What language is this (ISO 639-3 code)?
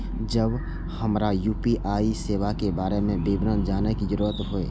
mai